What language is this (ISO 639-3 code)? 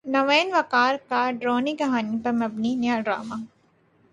urd